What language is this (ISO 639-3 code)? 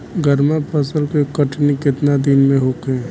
bho